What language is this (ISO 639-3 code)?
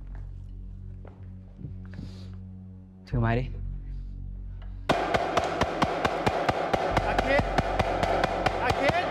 tha